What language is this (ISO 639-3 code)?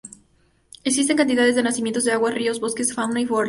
spa